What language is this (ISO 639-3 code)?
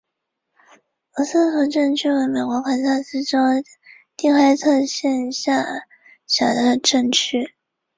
zho